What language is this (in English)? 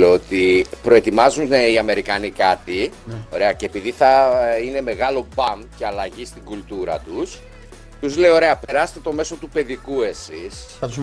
Greek